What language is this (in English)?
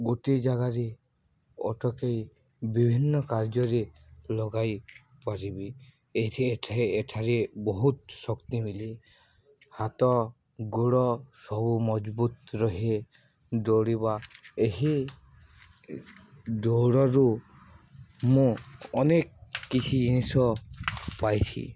Odia